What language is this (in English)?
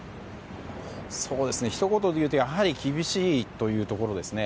Japanese